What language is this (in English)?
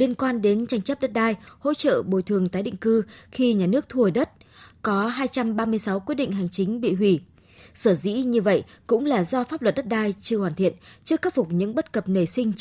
Vietnamese